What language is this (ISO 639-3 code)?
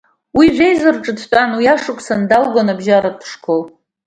abk